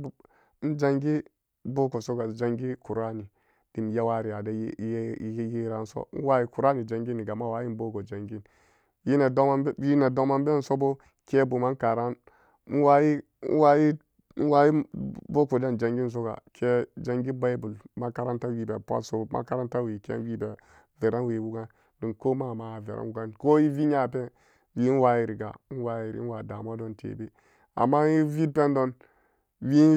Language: Samba Daka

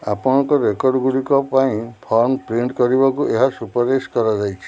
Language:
Odia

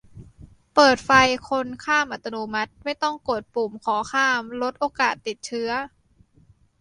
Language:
Thai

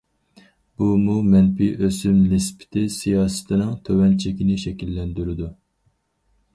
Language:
Uyghur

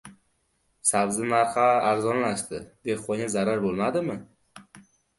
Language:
Uzbek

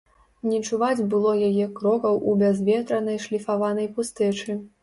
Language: Belarusian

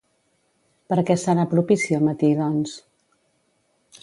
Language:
Catalan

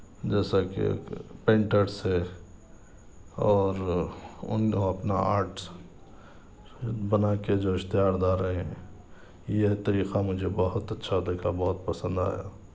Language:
Urdu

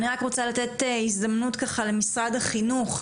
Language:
Hebrew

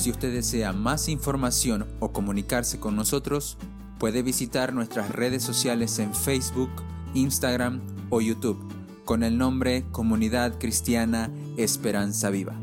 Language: Spanish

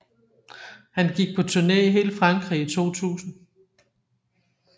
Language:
Danish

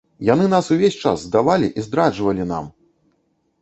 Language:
Belarusian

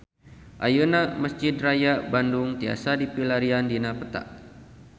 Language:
Sundanese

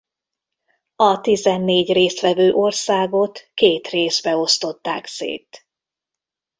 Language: Hungarian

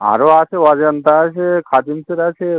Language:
Bangla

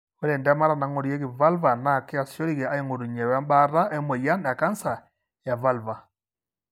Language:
Masai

